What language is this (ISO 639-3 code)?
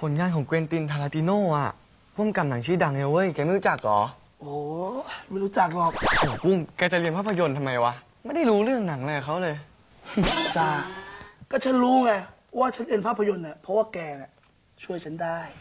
tha